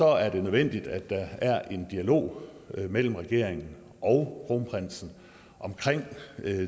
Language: Danish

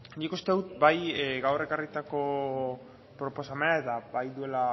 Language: Basque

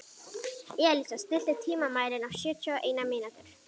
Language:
Icelandic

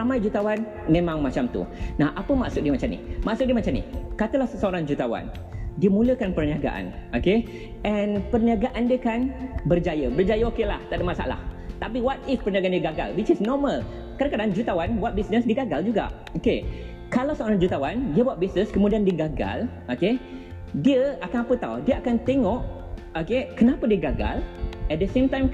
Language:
Malay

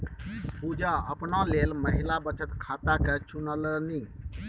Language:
Maithili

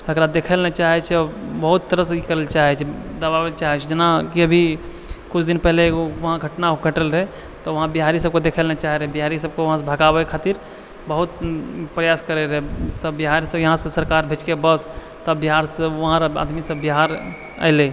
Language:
Maithili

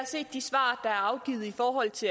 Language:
Danish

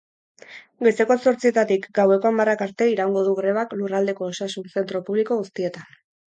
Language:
Basque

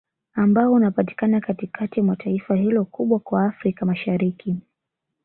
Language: Swahili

